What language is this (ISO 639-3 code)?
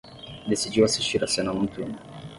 por